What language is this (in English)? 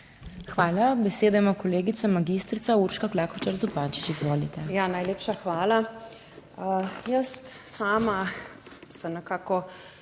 Slovenian